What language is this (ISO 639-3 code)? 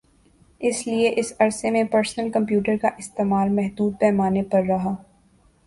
urd